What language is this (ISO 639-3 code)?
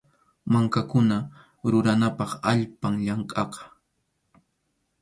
qxu